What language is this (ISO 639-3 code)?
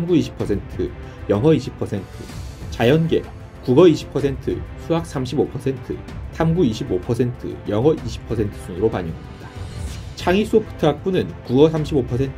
kor